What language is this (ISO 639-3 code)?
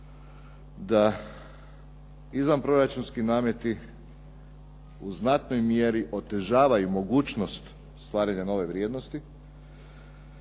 hrv